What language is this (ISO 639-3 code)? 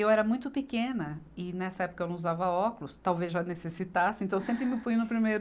por